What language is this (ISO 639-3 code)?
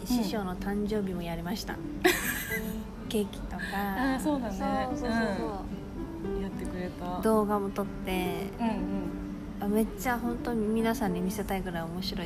jpn